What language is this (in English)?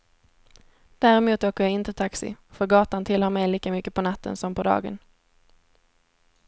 Swedish